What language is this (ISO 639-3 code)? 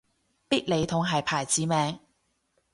yue